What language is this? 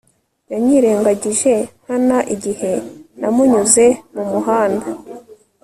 Kinyarwanda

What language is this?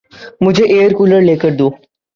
Urdu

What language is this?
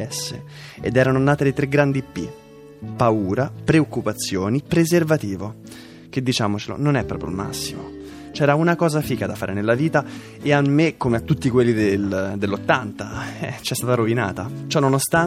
Italian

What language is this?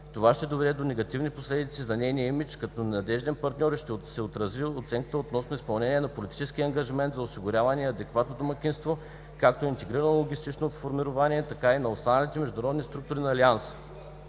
Bulgarian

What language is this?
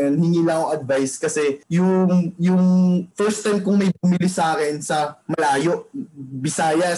Filipino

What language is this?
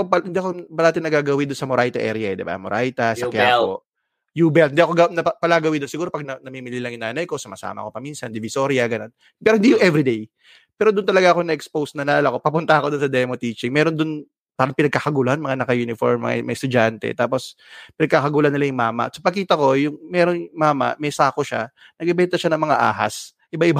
Filipino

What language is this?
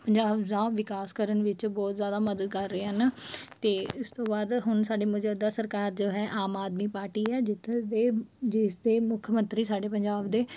Punjabi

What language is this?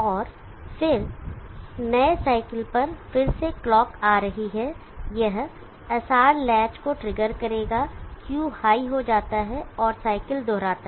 Hindi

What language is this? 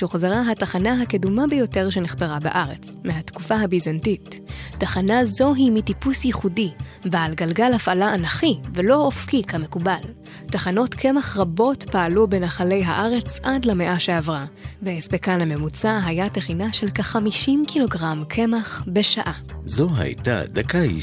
Hebrew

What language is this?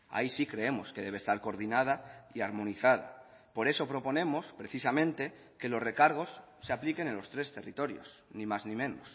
Spanish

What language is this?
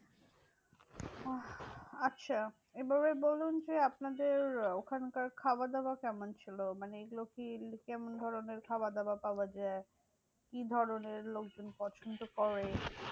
Bangla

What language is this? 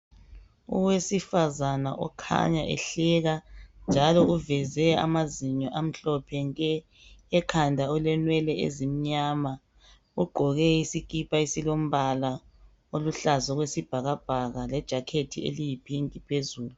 North Ndebele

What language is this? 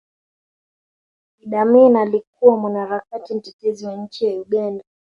Swahili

